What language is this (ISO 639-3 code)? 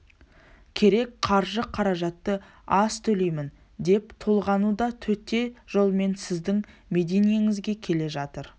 kaz